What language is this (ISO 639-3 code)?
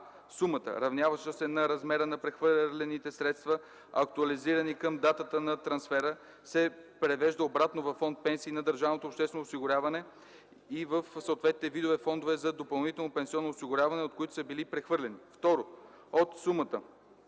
bul